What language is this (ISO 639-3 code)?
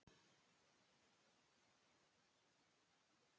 isl